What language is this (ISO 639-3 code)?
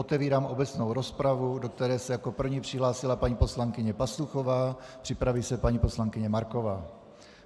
ces